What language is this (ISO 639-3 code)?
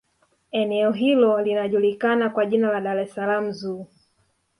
swa